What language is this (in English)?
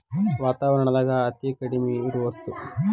Kannada